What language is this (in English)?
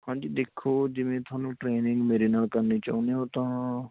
Punjabi